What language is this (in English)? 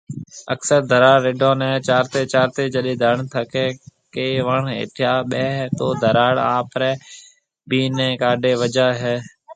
Marwari (Pakistan)